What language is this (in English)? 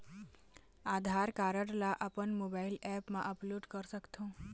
Chhattisgarhi